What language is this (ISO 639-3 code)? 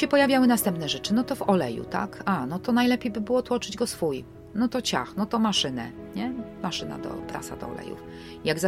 pol